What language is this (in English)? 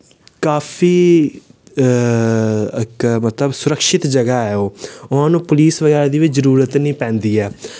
Dogri